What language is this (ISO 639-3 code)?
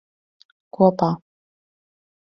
lav